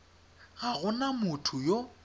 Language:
Tswana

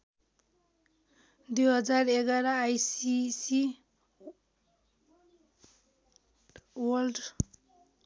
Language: Nepali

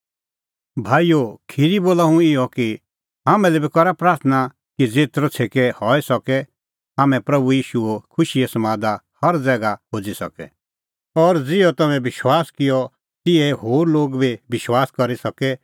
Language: Kullu Pahari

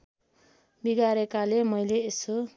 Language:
Nepali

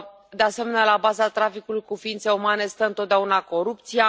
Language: Romanian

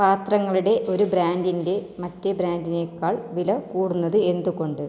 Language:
Malayalam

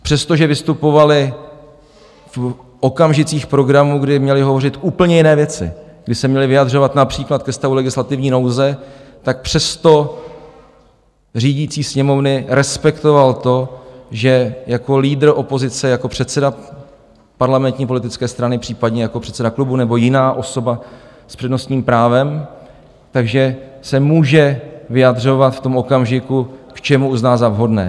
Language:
Czech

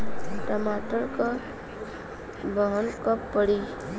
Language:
Bhojpuri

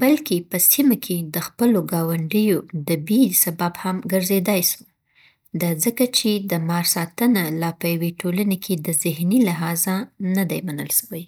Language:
Southern Pashto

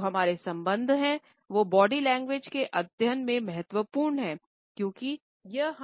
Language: Hindi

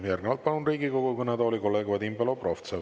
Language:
Estonian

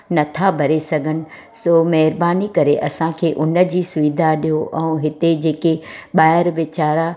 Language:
Sindhi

